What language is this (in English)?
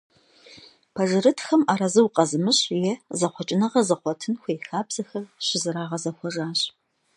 Kabardian